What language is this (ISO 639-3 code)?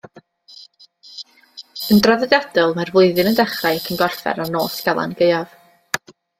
cym